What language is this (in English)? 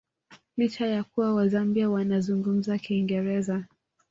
Swahili